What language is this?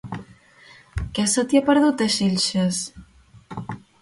Catalan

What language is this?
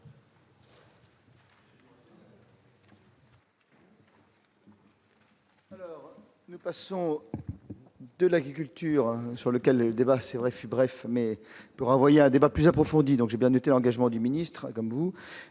French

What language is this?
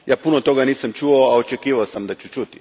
Croatian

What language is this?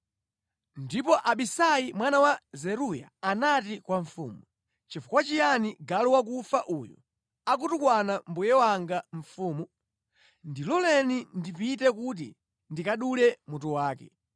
Nyanja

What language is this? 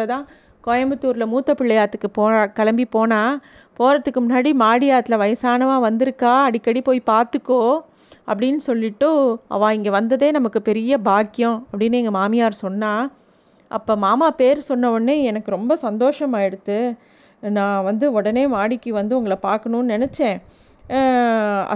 Tamil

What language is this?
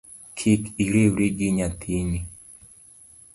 Luo (Kenya and Tanzania)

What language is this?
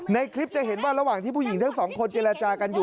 Thai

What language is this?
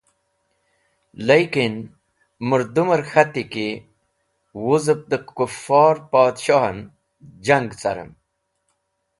Wakhi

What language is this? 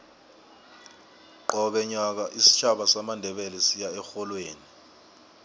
South Ndebele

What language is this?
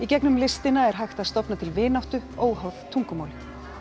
Icelandic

